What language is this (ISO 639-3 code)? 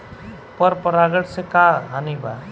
bho